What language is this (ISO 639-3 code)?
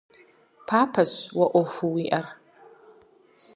kbd